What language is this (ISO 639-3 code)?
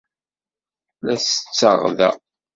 kab